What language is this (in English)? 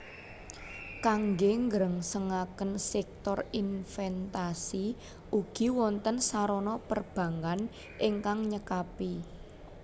Javanese